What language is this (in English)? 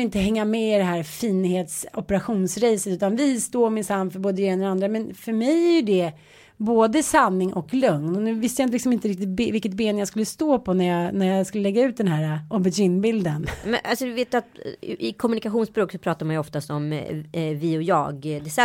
Swedish